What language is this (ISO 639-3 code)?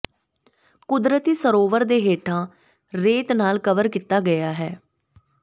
pan